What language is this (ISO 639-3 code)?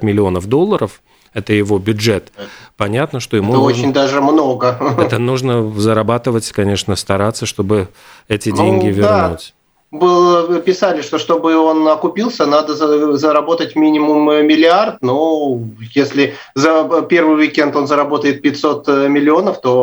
rus